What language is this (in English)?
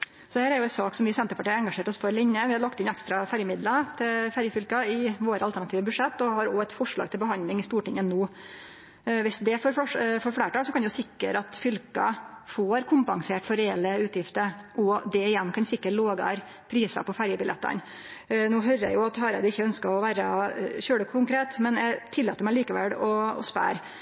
Norwegian Nynorsk